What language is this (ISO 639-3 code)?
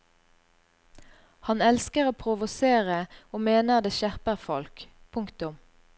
nor